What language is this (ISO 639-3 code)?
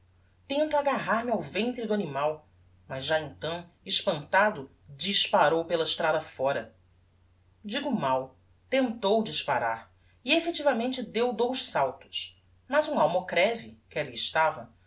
por